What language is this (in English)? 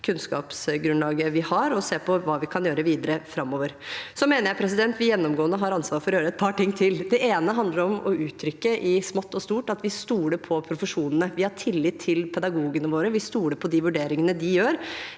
Norwegian